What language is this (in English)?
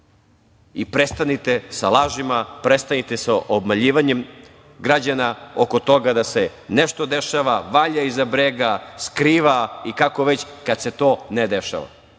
Serbian